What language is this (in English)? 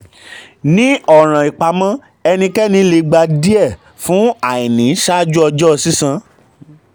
Yoruba